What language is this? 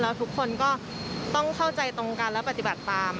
Thai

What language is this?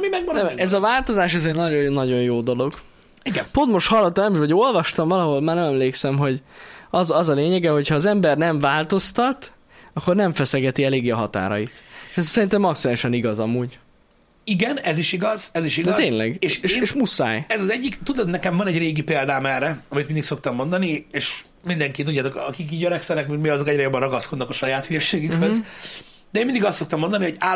Hungarian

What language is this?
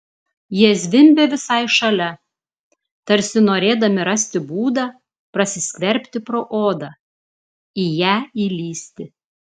Lithuanian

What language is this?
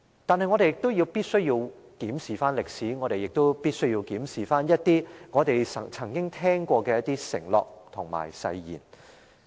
Cantonese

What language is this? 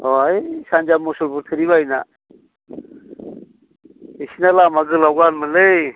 Bodo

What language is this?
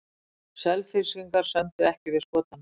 Icelandic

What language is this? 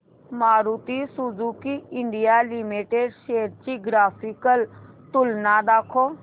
Marathi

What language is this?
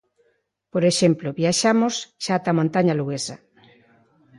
Galician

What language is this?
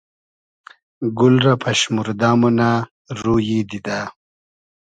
Hazaragi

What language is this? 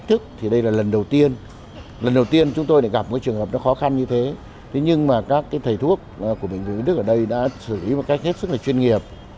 Vietnamese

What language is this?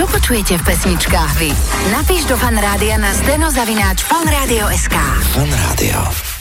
Slovak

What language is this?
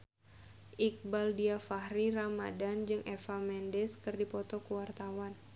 Sundanese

